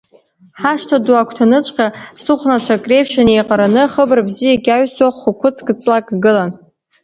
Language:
Abkhazian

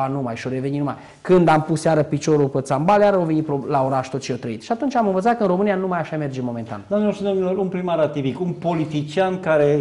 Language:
Romanian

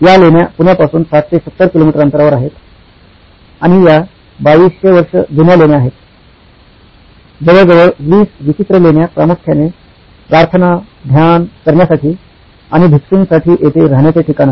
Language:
Marathi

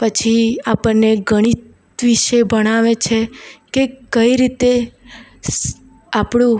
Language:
Gujarati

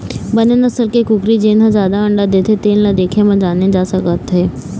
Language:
Chhattisgarhi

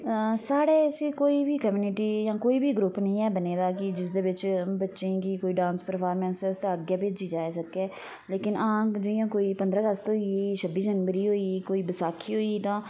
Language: Dogri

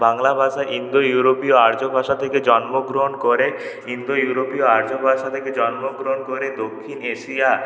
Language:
Bangla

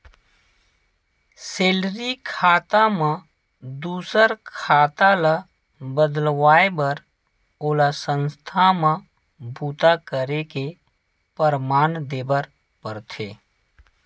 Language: Chhattisgarhi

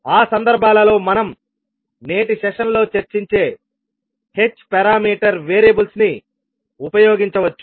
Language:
Telugu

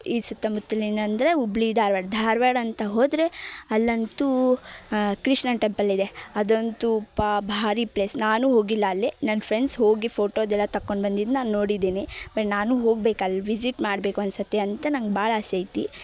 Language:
Kannada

